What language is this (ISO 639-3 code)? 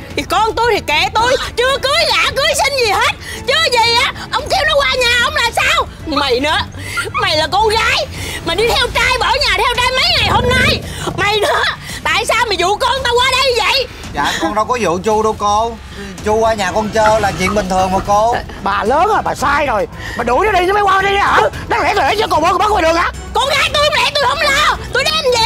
vie